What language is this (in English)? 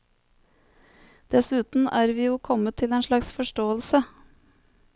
Norwegian